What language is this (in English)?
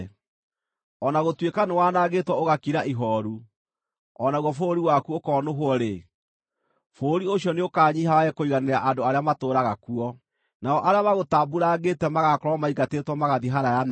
Kikuyu